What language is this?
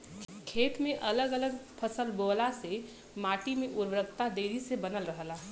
Bhojpuri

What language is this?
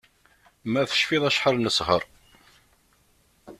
Kabyle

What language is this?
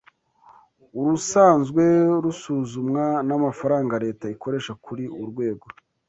Kinyarwanda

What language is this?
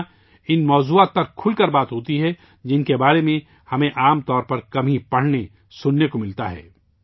Urdu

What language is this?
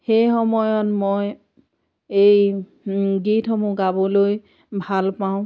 Assamese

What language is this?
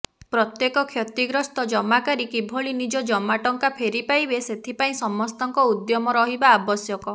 Odia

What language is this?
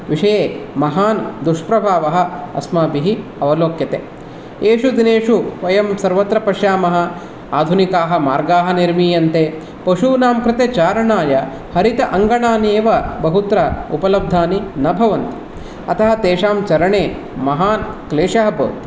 Sanskrit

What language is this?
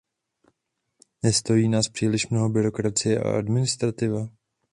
Czech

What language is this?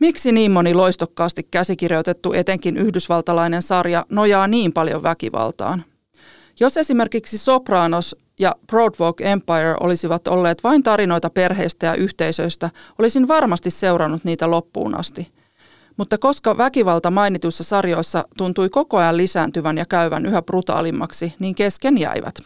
Finnish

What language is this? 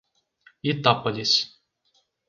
Portuguese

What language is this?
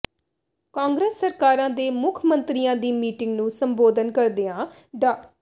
Punjabi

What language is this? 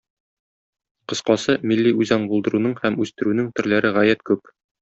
Tatar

